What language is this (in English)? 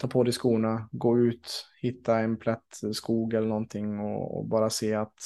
Swedish